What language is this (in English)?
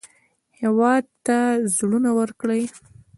Pashto